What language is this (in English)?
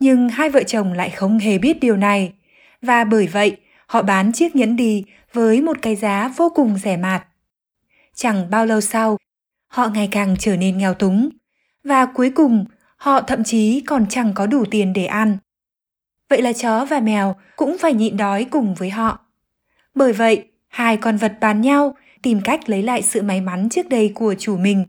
Vietnamese